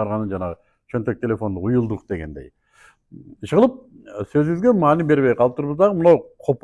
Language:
Turkish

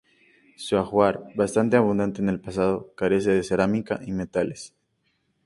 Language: Spanish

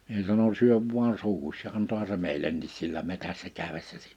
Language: Finnish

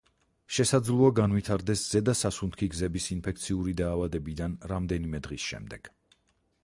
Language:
Georgian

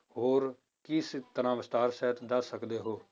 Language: Punjabi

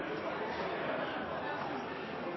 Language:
Norwegian Bokmål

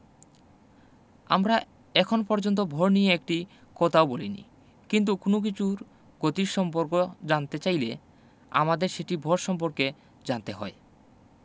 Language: Bangla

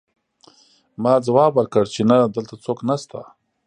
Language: Pashto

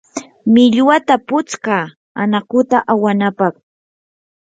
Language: Yanahuanca Pasco Quechua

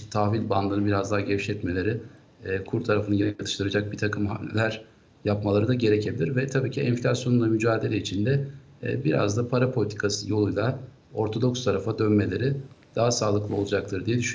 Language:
Turkish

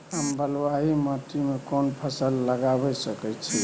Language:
Maithili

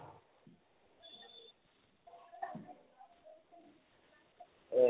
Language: Assamese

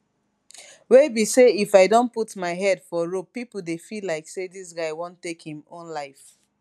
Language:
Nigerian Pidgin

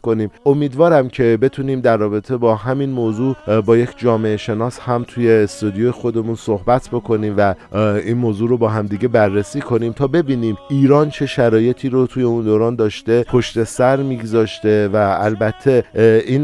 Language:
Persian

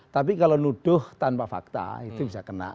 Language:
Indonesian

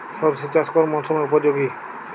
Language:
Bangla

